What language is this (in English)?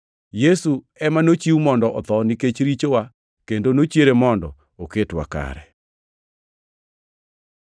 Luo (Kenya and Tanzania)